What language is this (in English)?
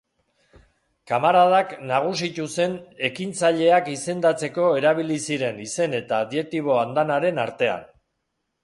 Basque